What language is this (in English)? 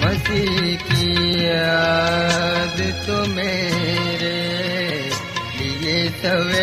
Urdu